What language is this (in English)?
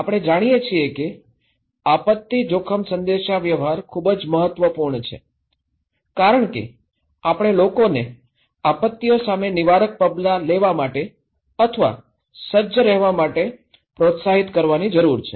Gujarati